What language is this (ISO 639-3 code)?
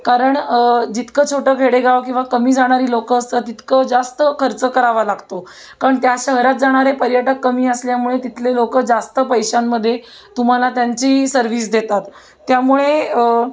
mar